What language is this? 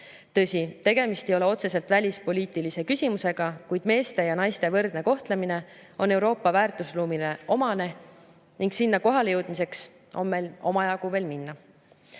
Estonian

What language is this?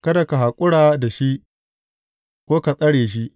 Hausa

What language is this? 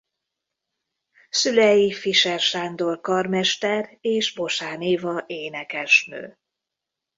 Hungarian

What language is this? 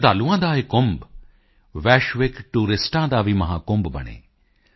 Punjabi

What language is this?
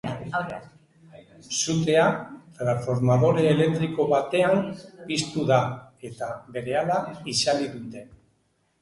Basque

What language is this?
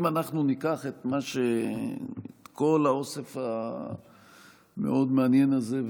Hebrew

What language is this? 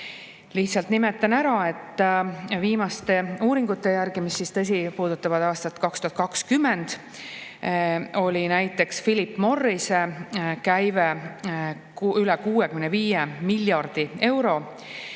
Estonian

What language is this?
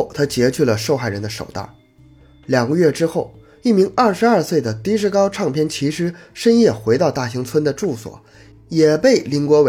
Chinese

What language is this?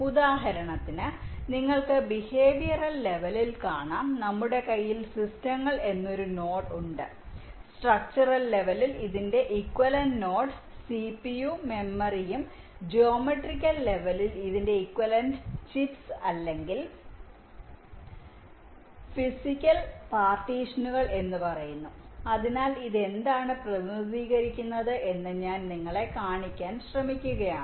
Malayalam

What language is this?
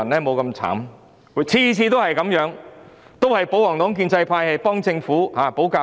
Cantonese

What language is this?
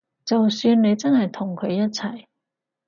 Cantonese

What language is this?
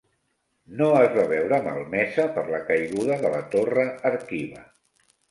Catalan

